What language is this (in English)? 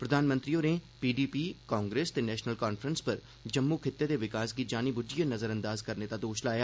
Dogri